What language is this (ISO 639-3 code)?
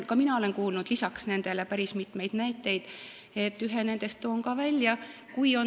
est